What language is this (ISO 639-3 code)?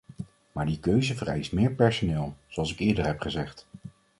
nld